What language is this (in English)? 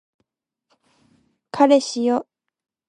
Japanese